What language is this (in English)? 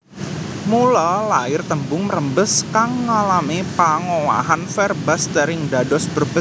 Javanese